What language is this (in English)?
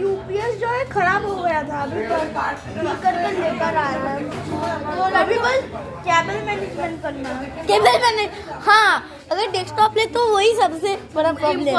Hindi